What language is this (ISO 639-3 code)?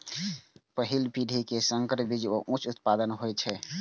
mai